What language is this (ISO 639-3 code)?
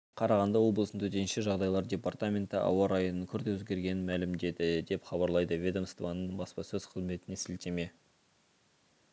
kaz